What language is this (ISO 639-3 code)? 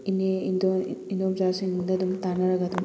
mni